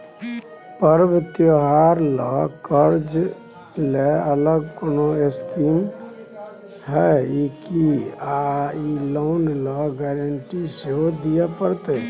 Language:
Maithili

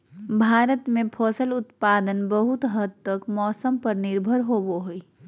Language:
Magahi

